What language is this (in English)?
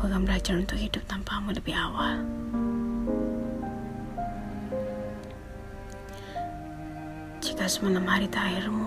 Malay